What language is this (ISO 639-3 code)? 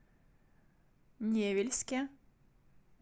rus